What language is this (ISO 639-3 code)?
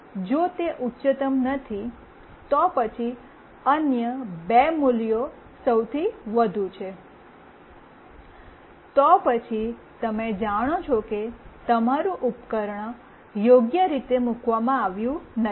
guj